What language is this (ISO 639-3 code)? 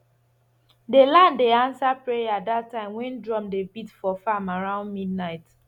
pcm